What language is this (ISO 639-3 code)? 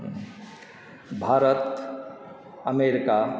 mai